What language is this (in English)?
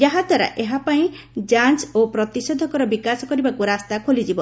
Odia